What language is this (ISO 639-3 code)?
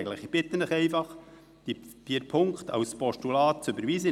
gsw